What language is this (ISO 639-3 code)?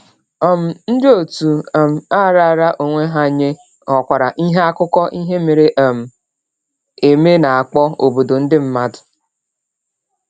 ibo